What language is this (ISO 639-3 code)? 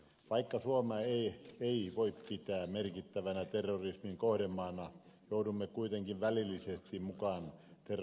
fin